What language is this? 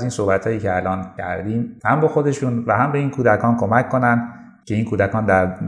Persian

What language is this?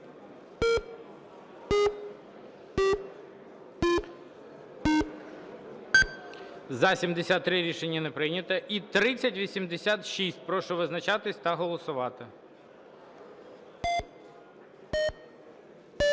Ukrainian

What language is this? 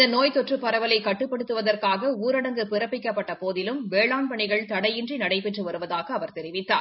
Tamil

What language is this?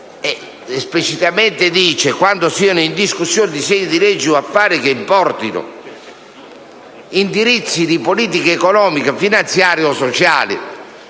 Italian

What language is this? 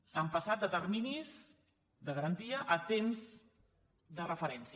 Catalan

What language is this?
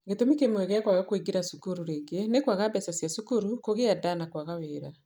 Kikuyu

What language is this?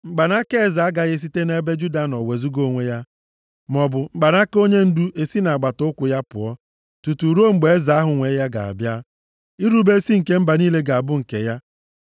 Igbo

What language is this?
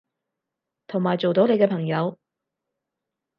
Cantonese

